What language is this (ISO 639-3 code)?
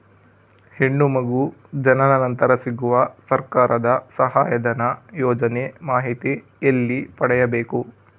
kan